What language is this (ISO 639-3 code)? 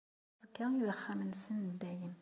kab